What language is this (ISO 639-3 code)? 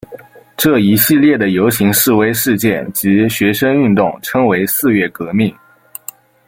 zho